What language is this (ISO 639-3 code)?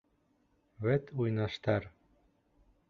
bak